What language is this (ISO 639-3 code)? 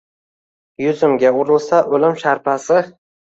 uzb